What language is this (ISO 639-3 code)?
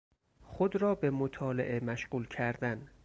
fas